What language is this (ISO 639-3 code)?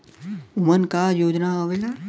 bho